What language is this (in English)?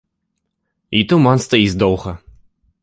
Belarusian